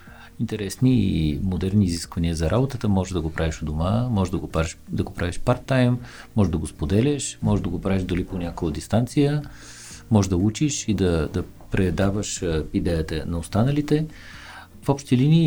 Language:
Bulgarian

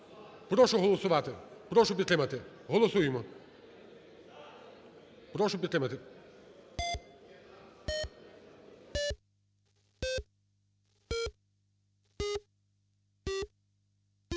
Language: Ukrainian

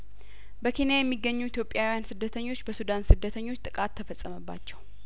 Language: Amharic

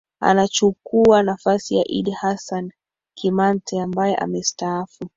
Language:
Swahili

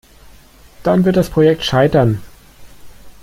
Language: German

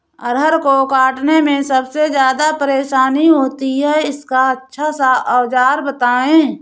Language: Hindi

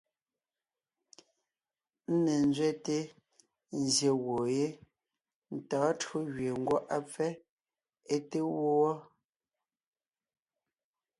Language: Ngiemboon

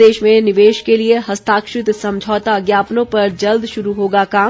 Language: Hindi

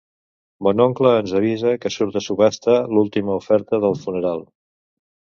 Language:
Catalan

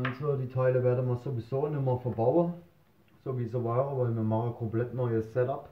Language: German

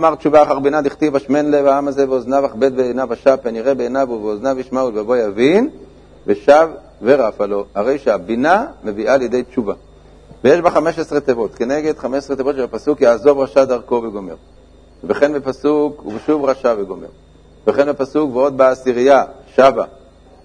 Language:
Hebrew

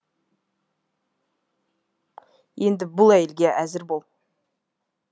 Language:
Kazakh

